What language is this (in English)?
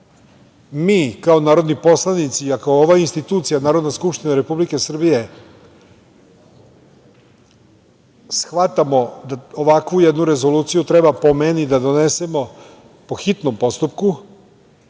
Serbian